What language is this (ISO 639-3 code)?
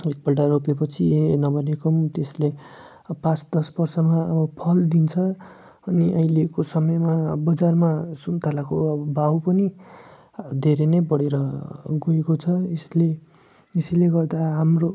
nep